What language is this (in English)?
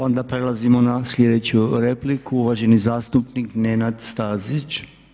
Croatian